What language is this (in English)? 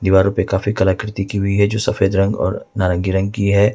Hindi